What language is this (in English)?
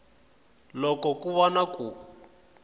Tsonga